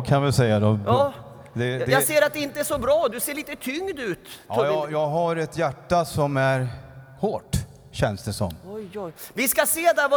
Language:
Swedish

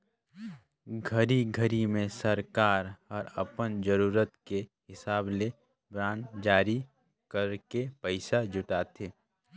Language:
Chhattisgarhi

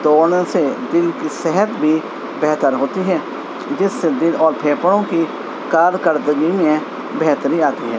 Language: Urdu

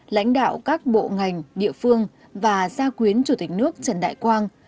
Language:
Vietnamese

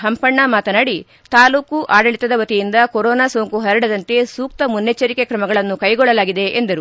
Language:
Kannada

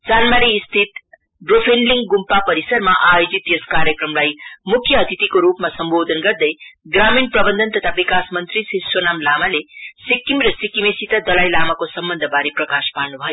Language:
Nepali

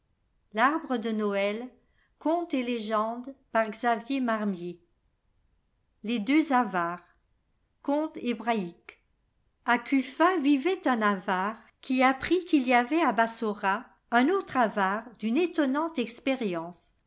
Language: French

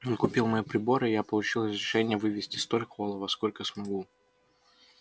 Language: Russian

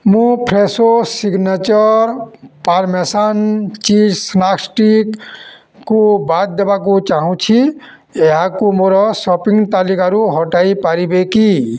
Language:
Odia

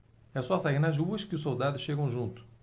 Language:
Portuguese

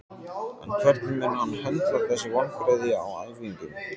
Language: Icelandic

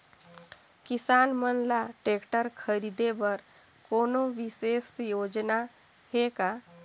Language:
Chhattisgarhi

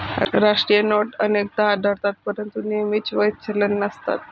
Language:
Marathi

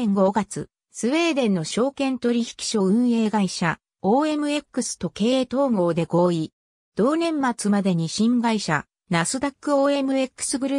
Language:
Japanese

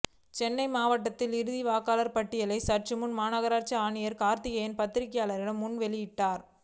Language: Tamil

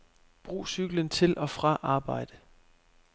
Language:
Danish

